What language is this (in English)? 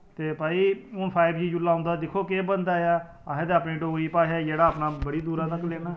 Dogri